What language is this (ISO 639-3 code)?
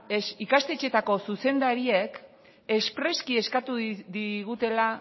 eus